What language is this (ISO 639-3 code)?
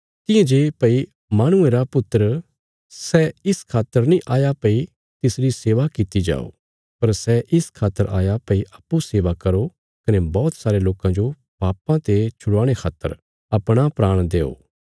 kfs